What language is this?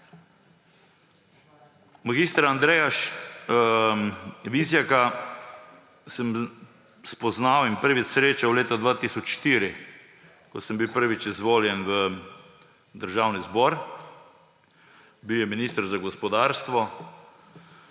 Slovenian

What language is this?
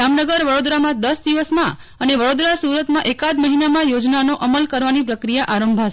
Gujarati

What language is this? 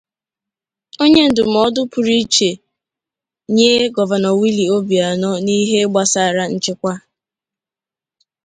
Igbo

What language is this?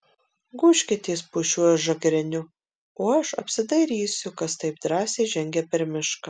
Lithuanian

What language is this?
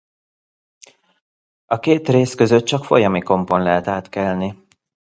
Hungarian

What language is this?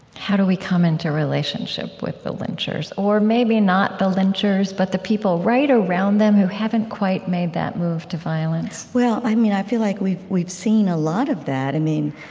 English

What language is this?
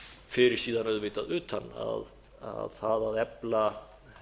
Icelandic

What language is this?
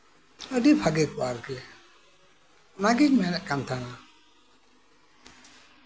Santali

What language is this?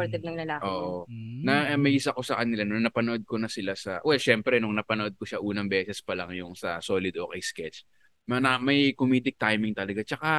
Filipino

